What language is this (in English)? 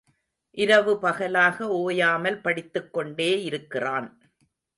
Tamil